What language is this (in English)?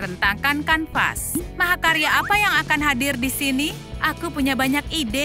Indonesian